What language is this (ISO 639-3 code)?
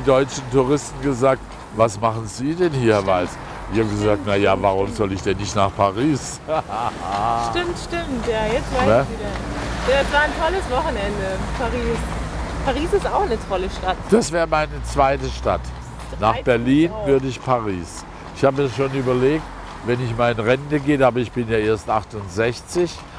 deu